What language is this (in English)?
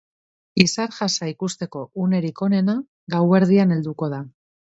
Basque